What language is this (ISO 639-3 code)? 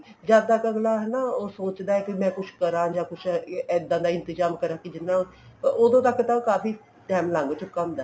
pan